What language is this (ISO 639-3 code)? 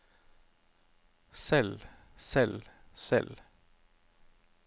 nor